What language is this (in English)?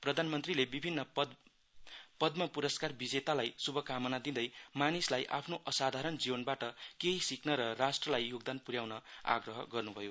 Nepali